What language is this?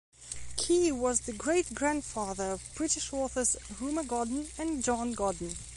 English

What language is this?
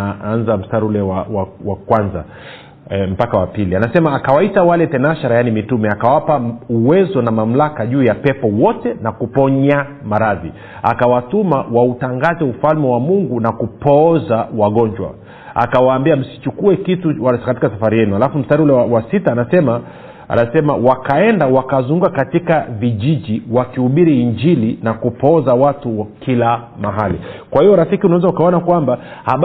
Swahili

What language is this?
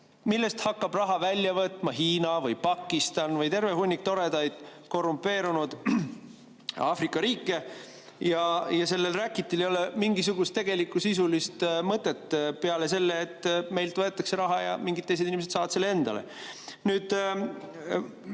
Estonian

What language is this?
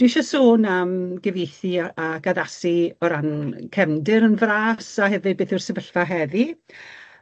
Welsh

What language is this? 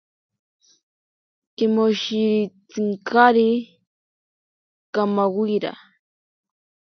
Ashéninka Perené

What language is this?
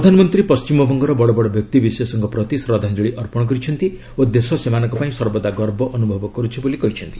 Odia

